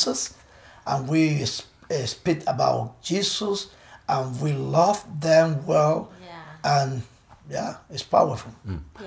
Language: English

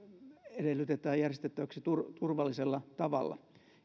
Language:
Finnish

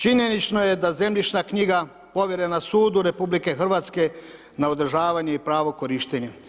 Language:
Croatian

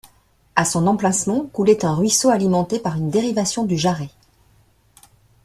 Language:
French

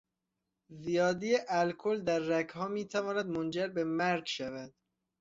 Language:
Persian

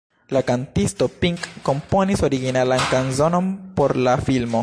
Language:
Esperanto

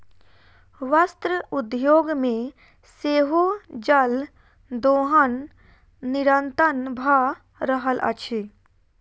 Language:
Maithili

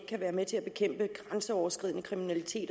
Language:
Danish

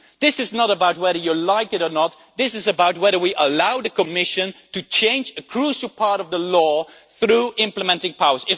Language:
English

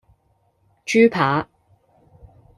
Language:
Cantonese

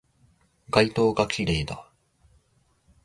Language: Japanese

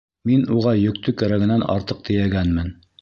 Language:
Bashkir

